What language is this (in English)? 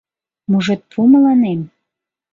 Mari